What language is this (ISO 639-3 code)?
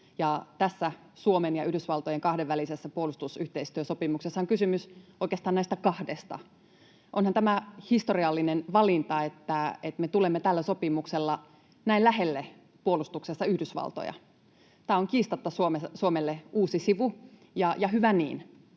fin